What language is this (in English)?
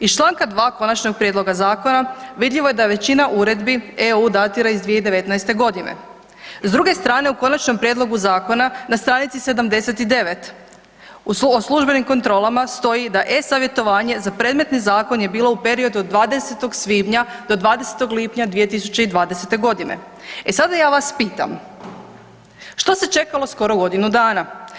Croatian